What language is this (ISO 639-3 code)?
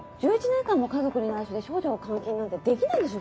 jpn